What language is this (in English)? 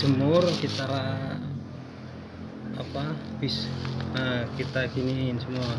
Indonesian